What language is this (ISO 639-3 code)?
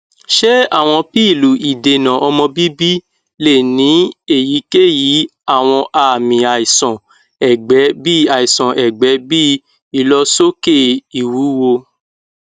yor